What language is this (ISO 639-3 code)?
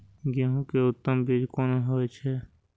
mai